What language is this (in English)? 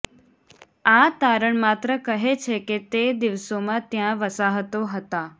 Gujarati